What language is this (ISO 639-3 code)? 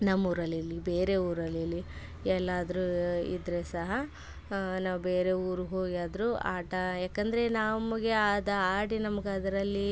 kan